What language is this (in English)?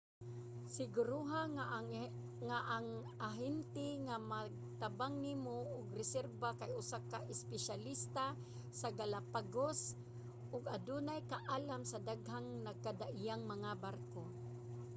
Cebuano